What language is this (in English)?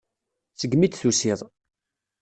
Kabyle